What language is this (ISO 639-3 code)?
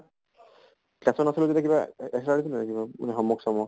asm